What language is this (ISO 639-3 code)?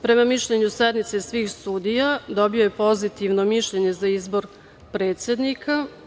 srp